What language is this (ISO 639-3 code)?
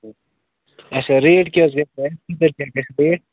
kas